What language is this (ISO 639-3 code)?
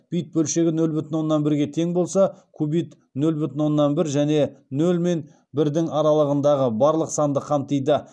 kaz